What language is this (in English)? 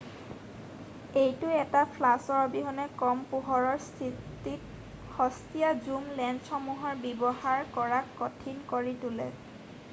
Assamese